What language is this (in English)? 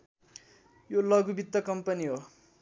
Nepali